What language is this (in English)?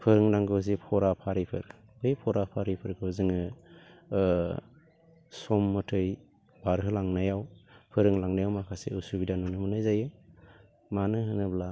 Bodo